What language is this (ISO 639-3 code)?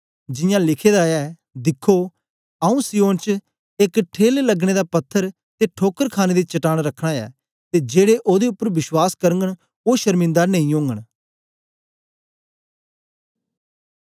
doi